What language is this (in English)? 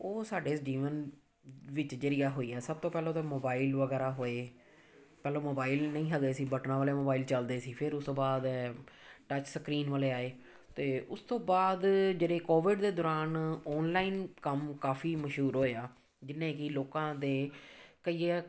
Punjabi